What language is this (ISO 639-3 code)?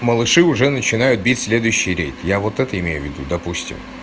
rus